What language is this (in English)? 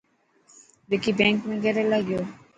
Dhatki